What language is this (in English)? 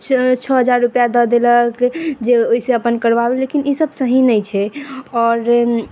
Maithili